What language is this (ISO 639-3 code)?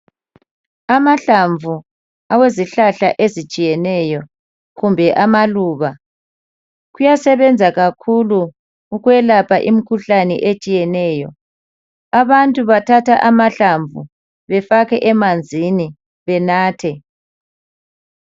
nde